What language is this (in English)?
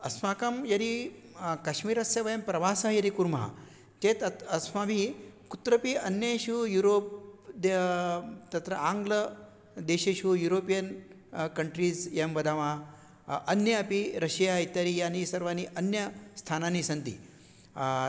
Sanskrit